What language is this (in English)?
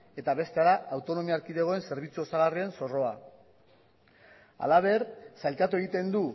Basque